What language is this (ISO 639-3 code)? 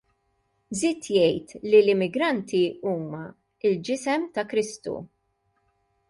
mlt